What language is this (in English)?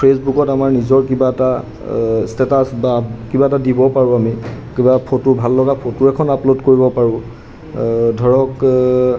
Assamese